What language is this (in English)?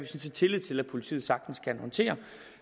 Danish